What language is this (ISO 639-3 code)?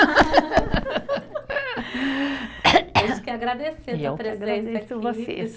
por